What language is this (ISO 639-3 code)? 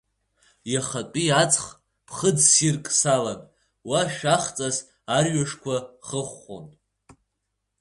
abk